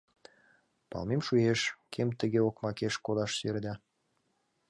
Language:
Mari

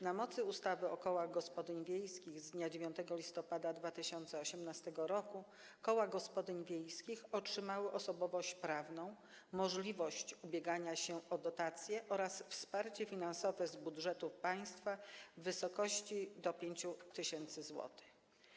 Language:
Polish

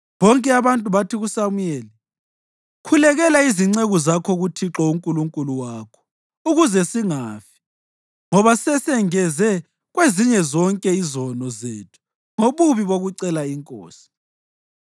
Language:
North Ndebele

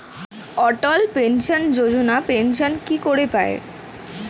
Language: Bangla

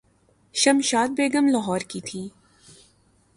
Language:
Urdu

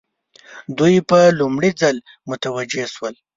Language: Pashto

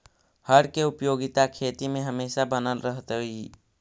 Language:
Magahi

